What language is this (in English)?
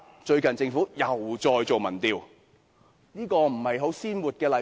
Cantonese